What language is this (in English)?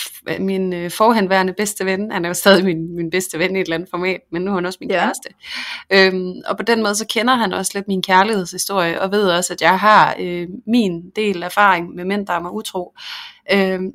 Danish